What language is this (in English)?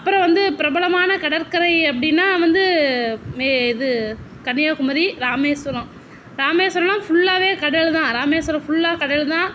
Tamil